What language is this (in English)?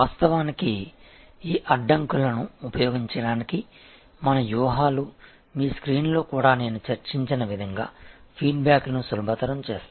Telugu